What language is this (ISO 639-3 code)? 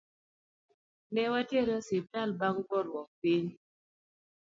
luo